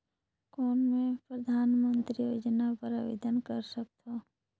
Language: Chhattisgarhi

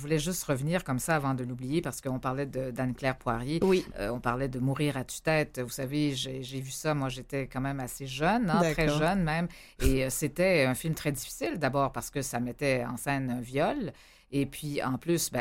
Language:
French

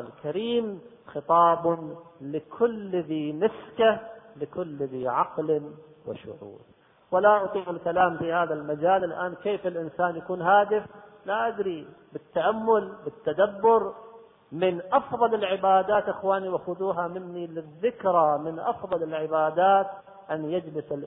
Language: Arabic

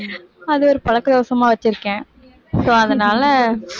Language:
Tamil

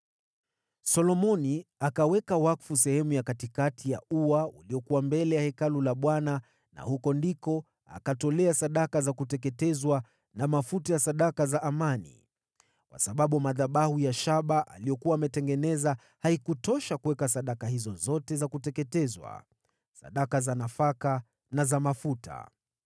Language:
Swahili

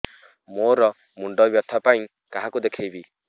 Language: Odia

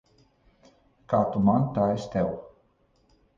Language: Latvian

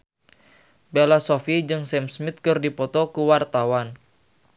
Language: Sundanese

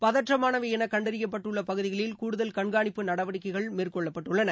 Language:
Tamil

